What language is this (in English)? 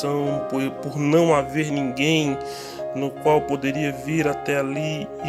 Portuguese